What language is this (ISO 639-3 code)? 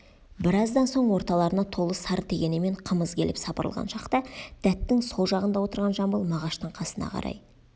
kaz